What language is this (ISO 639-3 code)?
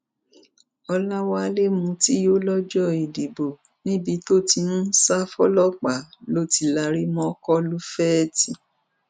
yor